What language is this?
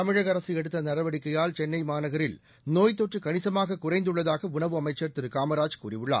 Tamil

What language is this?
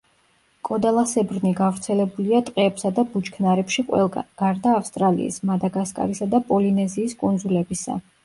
Georgian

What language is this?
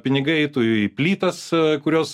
Lithuanian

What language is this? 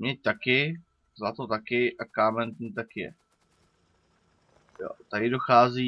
Czech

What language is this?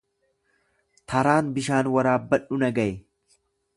Oromo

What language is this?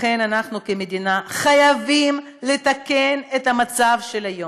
Hebrew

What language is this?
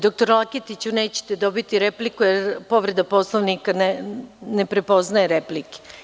Serbian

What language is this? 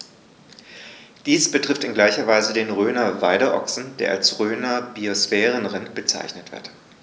German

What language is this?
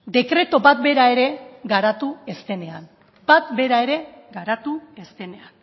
Basque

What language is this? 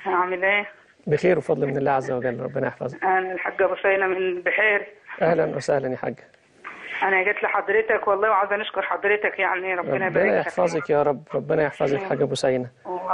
Arabic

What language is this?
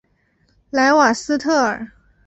Chinese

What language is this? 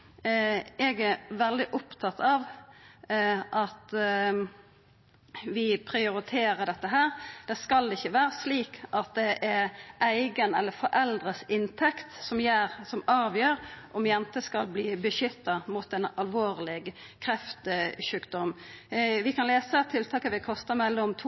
Norwegian Nynorsk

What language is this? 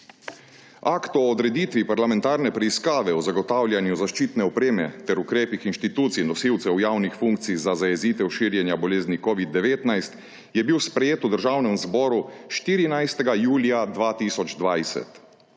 Slovenian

